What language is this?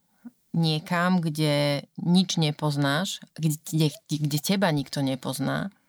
Slovak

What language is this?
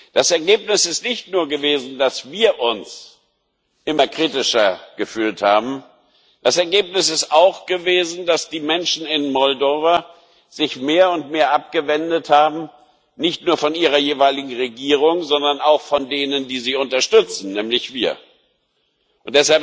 German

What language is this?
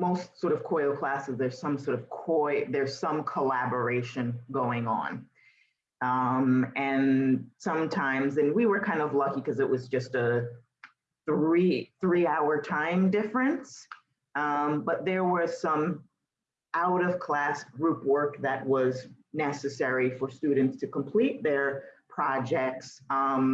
English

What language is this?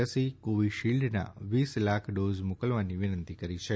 Gujarati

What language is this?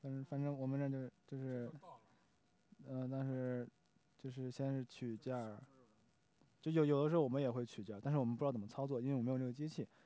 Chinese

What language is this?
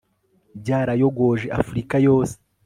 Kinyarwanda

